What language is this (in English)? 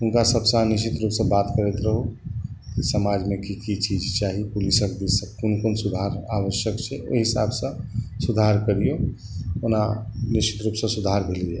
Maithili